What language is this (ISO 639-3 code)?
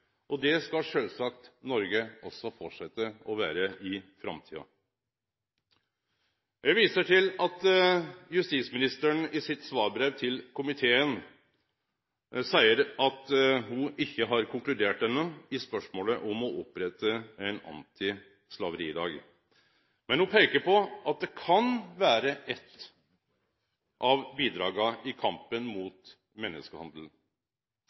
nno